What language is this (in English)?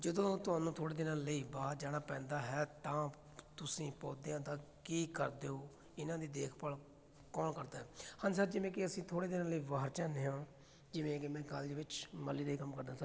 Punjabi